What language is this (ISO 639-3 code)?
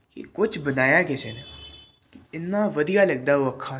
pan